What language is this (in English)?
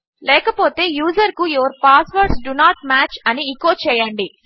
Telugu